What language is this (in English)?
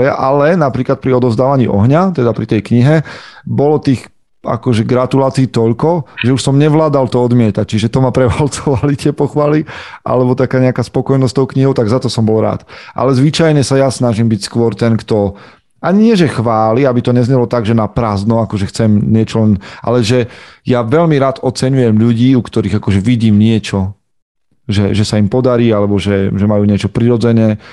Slovak